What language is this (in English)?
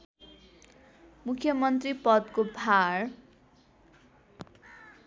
Nepali